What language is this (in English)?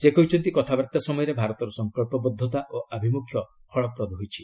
Odia